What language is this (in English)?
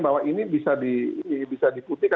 Indonesian